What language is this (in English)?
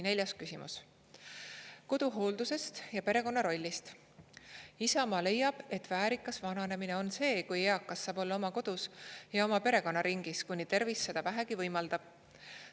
Estonian